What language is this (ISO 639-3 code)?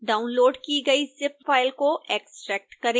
hin